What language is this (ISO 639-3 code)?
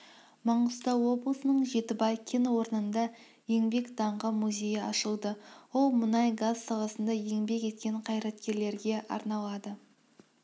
kaz